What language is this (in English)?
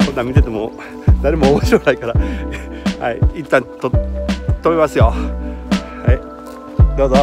Japanese